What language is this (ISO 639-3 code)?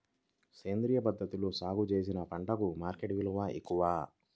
tel